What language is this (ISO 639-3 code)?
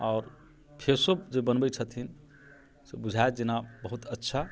mai